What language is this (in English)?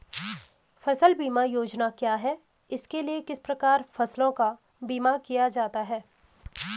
Hindi